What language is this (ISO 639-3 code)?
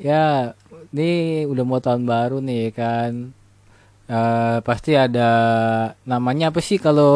ind